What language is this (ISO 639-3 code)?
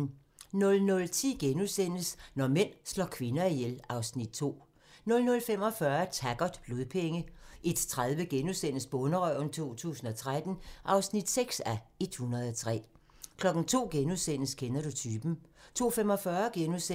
dan